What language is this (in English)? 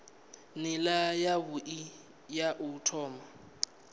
Venda